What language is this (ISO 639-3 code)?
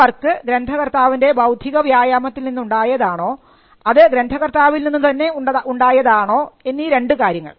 mal